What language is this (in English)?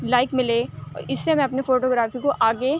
Urdu